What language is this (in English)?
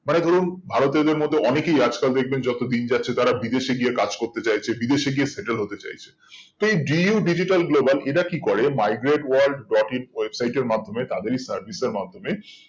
Bangla